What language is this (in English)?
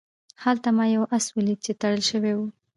Pashto